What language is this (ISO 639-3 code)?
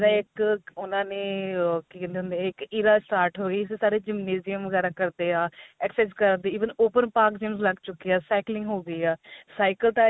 pan